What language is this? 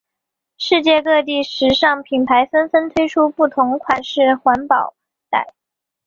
Chinese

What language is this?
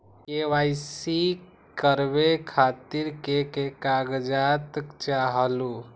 Magahi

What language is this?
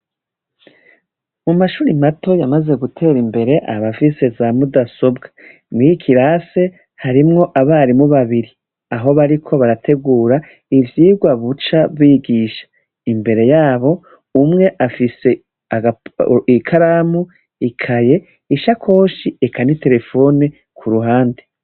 Rundi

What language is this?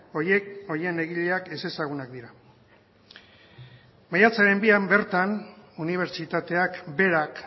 Basque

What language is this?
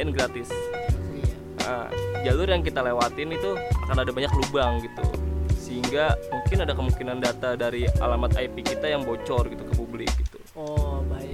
Indonesian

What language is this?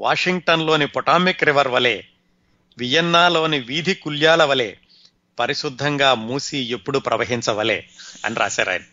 Telugu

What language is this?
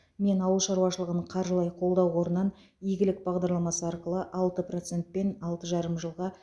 Kazakh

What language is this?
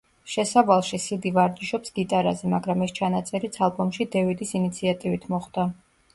Georgian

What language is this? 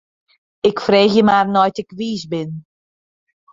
Western Frisian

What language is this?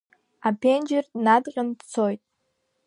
Abkhazian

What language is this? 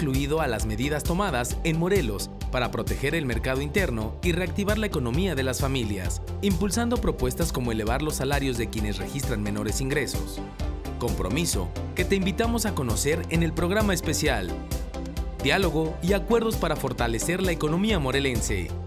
Spanish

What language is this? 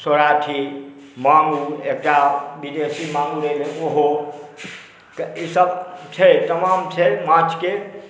Maithili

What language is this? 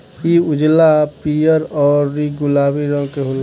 Bhojpuri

